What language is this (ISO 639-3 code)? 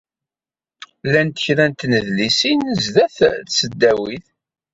kab